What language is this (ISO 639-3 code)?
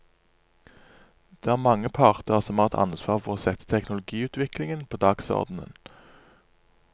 nor